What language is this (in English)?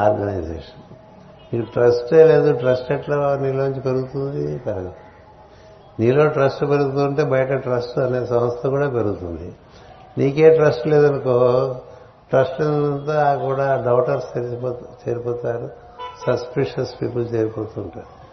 Telugu